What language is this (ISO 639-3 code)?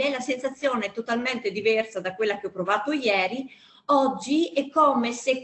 ita